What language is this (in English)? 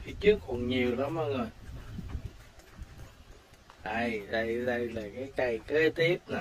Vietnamese